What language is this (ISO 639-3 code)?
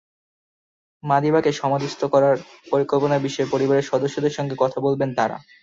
ben